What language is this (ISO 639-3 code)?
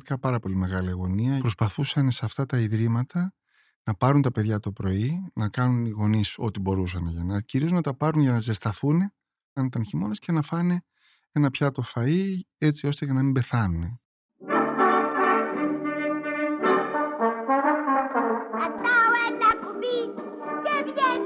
ell